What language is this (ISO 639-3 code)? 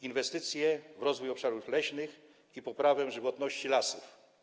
pol